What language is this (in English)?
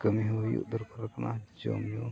Santali